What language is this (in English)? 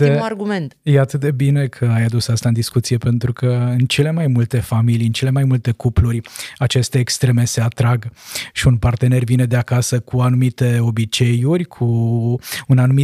Romanian